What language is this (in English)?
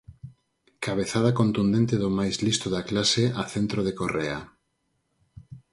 Galician